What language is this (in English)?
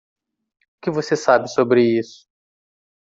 Portuguese